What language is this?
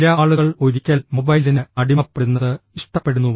Malayalam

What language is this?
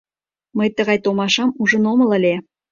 Mari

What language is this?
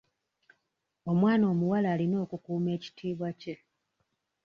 Ganda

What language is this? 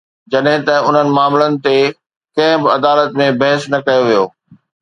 Sindhi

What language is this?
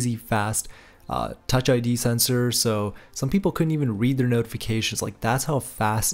English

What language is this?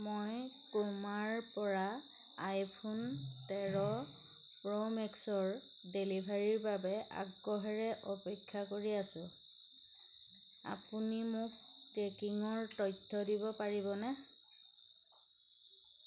Assamese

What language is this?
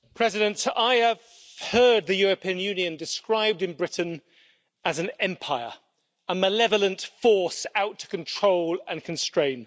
English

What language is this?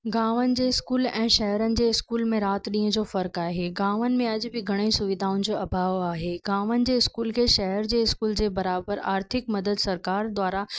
Sindhi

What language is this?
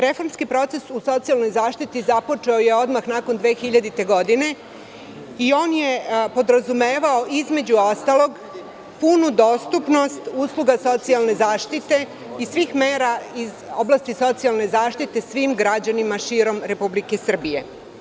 Serbian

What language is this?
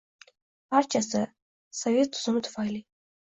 Uzbek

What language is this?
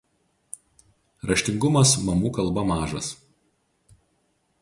Lithuanian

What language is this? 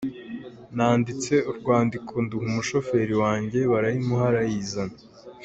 Kinyarwanda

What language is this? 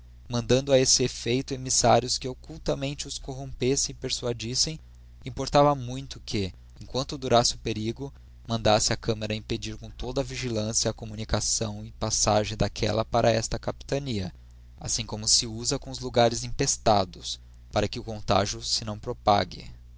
Portuguese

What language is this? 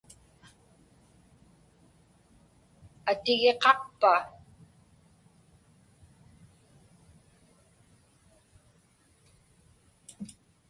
Inupiaq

